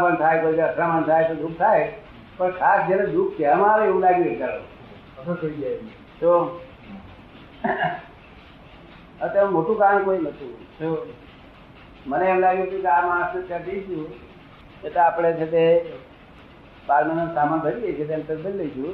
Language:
Gujarati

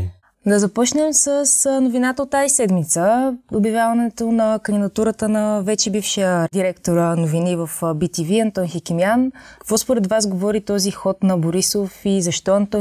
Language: Bulgarian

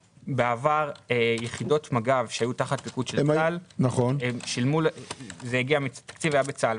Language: Hebrew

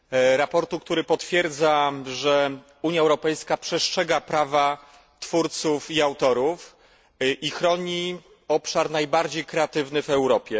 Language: Polish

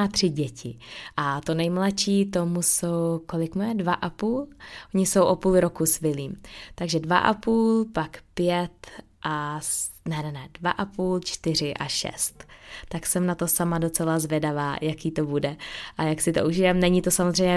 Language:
Czech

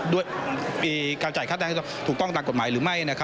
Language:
Thai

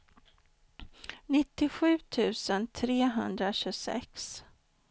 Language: Swedish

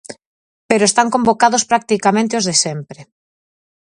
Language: Galician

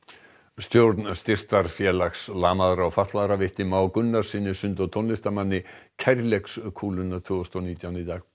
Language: Icelandic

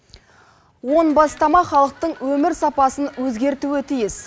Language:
Kazakh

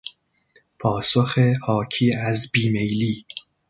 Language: Persian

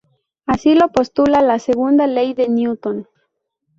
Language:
Spanish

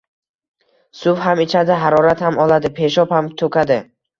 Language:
Uzbek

